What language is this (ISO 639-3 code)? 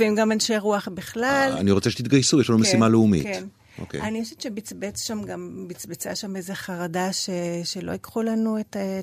heb